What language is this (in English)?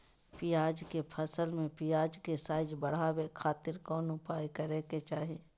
Magahi